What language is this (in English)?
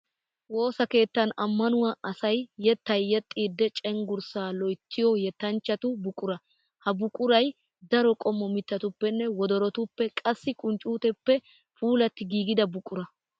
Wolaytta